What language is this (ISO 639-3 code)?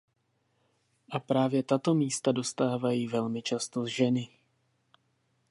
ces